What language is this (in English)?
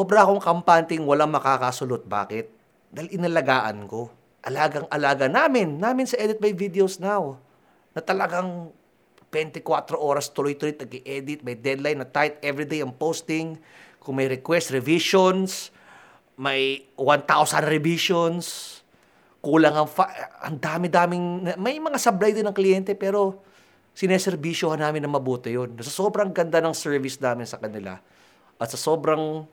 Filipino